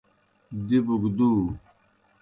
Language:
Kohistani Shina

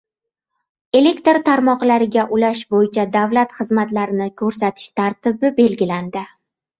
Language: Uzbek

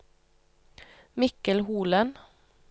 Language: Norwegian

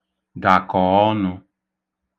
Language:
Igbo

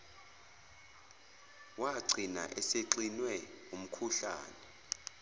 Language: Zulu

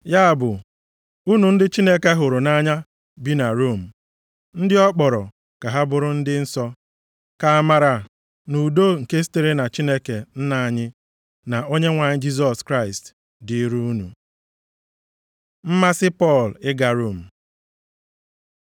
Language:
Igbo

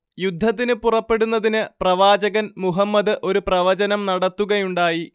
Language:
Malayalam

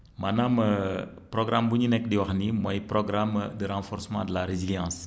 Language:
Wolof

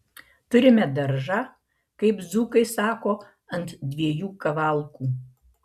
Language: Lithuanian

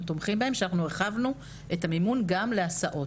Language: Hebrew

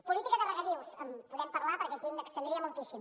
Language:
Catalan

